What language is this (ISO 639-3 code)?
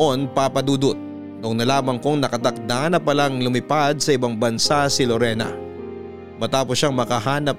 fil